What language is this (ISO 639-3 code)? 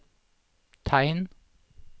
nor